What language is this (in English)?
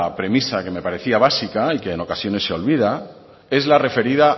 Spanish